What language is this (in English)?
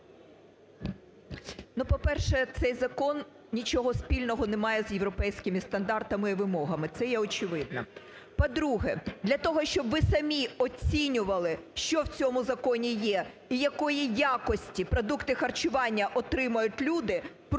Ukrainian